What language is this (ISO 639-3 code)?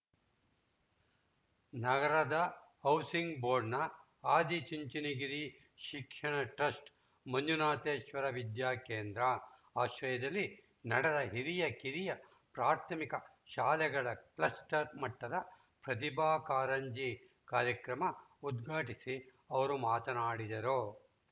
kan